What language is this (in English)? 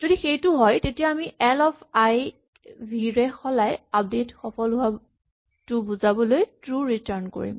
Assamese